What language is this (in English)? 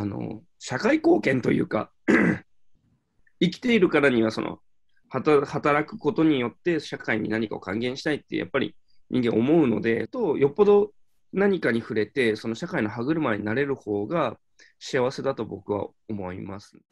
Japanese